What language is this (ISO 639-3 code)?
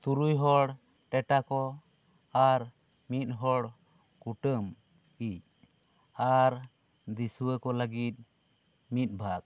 sat